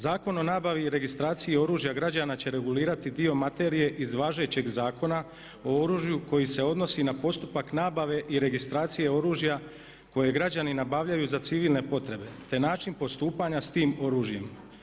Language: Croatian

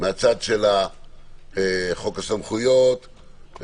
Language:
Hebrew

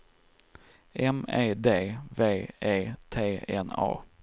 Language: Swedish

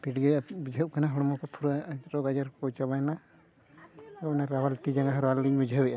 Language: Santali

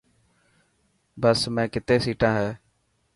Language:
Dhatki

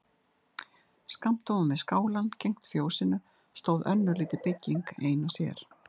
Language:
Icelandic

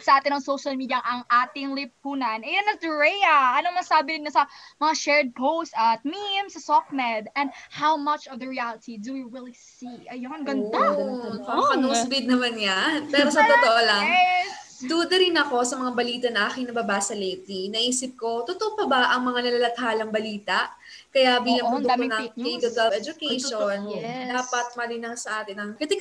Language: Filipino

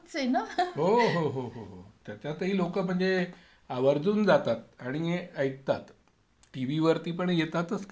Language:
Marathi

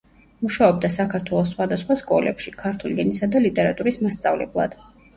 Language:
Georgian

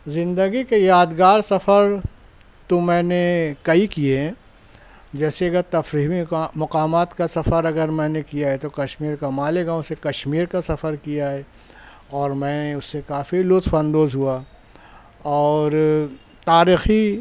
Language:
Urdu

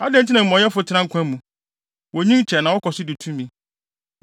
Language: Akan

